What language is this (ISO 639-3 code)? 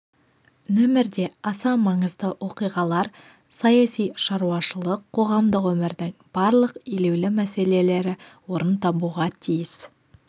kaz